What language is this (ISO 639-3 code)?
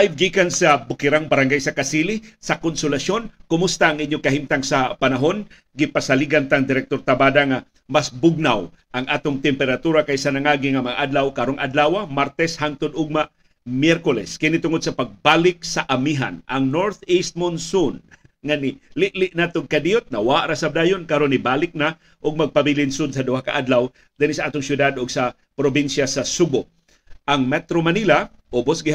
fil